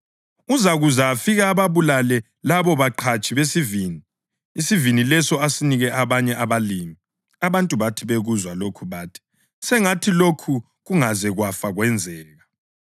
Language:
North Ndebele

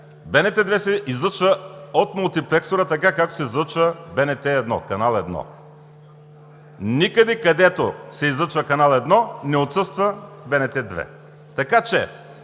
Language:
Bulgarian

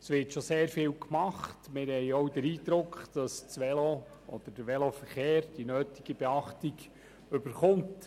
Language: Swiss German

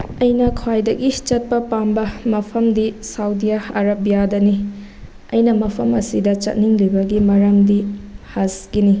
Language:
Manipuri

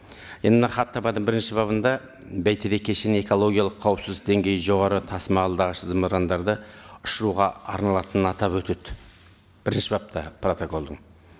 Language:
Kazakh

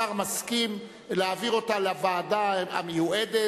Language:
Hebrew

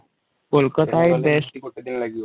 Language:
Odia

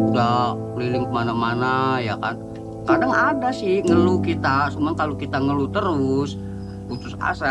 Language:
Indonesian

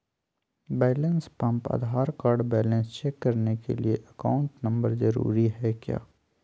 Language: Magahi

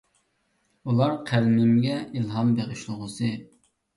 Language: Uyghur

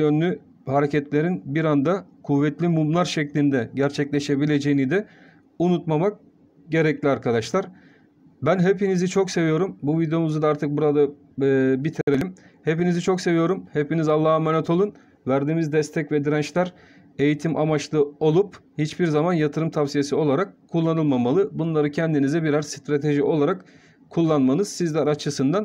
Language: Turkish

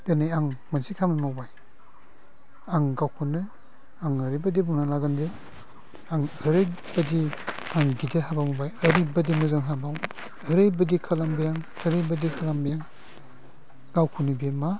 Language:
Bodo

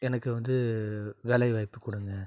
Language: Tamil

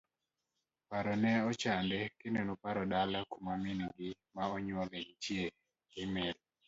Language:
Luo (Kenya and Tanzania)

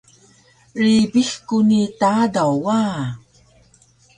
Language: Taroko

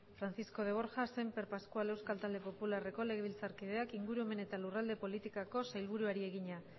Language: Basque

